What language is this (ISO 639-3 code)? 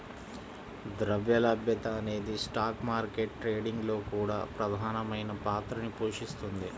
tel